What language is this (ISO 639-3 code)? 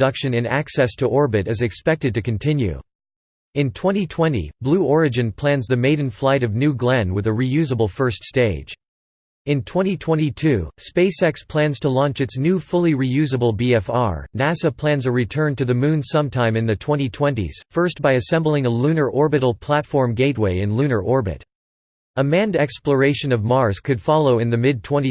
eng